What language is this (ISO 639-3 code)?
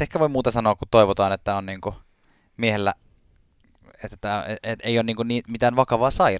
fin